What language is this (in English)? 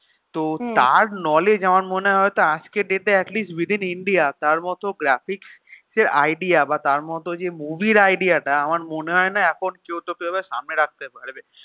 Bangla